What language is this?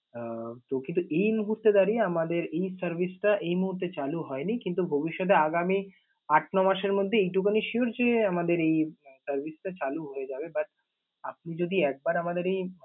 Bangla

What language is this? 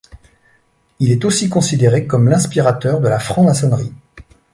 French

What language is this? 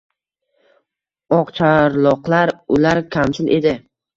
Uzbek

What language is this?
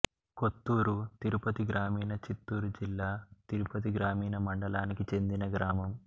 Telugu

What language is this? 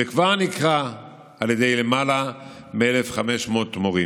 Hebrew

